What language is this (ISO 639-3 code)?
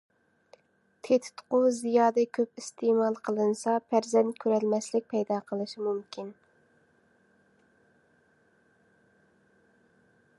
uig